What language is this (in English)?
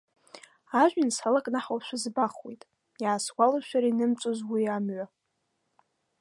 Abkhazian